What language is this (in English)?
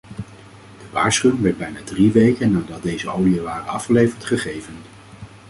Dutch